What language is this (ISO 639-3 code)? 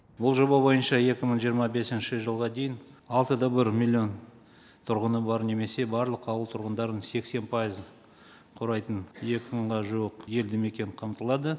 kaz